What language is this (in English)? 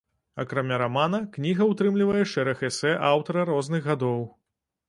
Belarusian